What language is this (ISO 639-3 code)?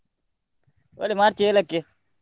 kan